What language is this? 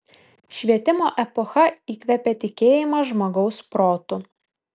Lithuanian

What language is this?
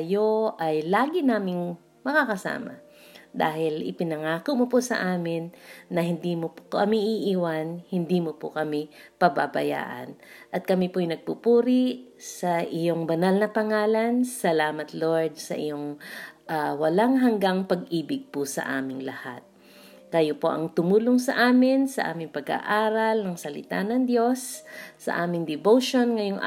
Filipino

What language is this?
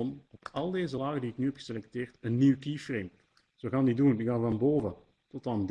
Dutch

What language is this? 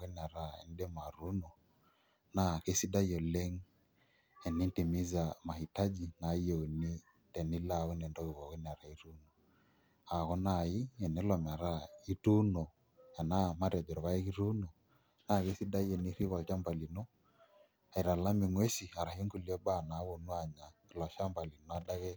Masai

